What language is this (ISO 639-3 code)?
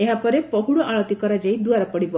ori